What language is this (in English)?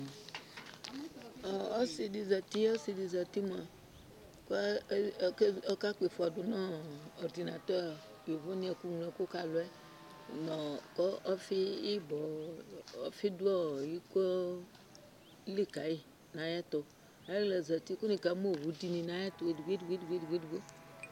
Ikposo